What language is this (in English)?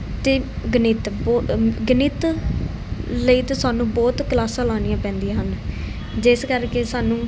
Punjabi